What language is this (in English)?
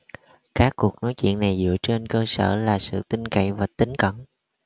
Vietnamese